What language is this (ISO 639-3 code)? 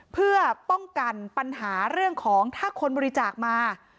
tha